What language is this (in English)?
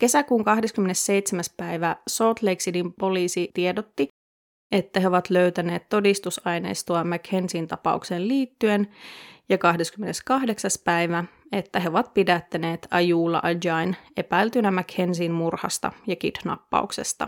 Finnish